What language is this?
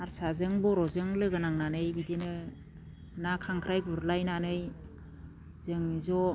Bodo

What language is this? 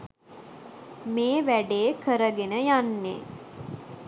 Sinhala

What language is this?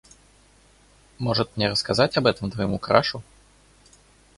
Russian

